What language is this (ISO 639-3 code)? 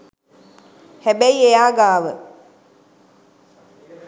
sin